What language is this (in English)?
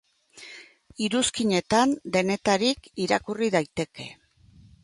Basque